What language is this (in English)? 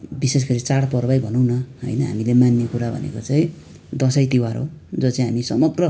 Nepali